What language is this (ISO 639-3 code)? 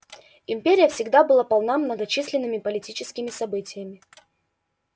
rus